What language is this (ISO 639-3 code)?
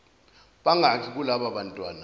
zul